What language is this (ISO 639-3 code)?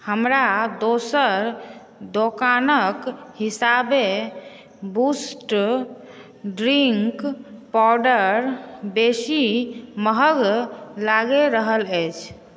mai